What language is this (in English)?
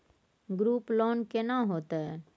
Maithili